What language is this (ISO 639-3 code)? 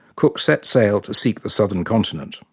eng